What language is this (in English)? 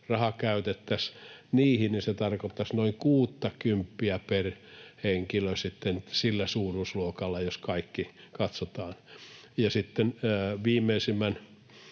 Finnish